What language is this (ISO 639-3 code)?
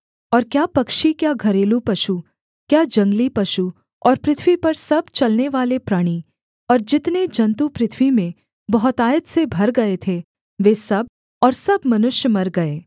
hin